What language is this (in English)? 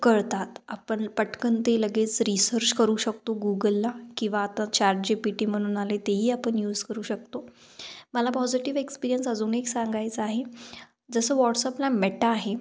Marathi